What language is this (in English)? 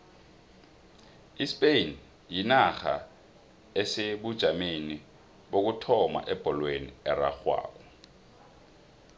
South Ndebele